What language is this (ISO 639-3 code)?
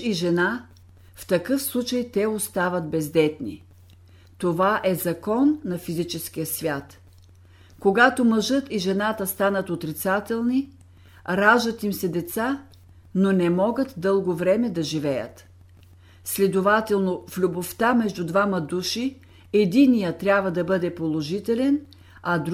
bul